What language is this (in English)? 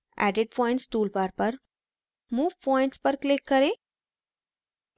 Hindi